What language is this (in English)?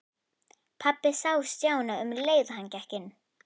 Icelandic